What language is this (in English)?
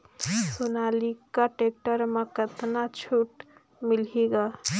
Chhattisgarhi